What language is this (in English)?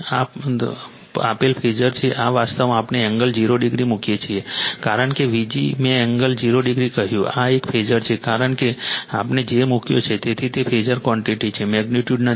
Gujarati